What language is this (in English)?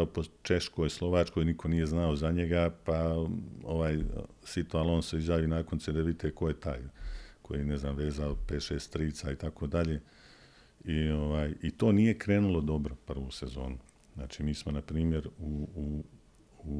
Croatian